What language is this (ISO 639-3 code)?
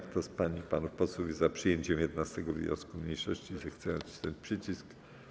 pol